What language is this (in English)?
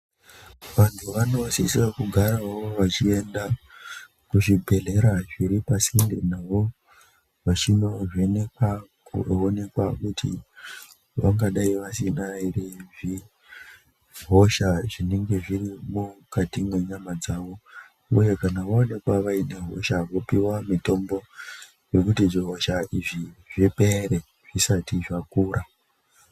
Ndau